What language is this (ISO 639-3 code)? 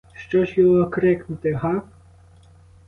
ukr